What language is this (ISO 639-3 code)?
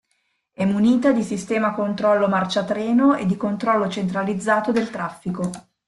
ita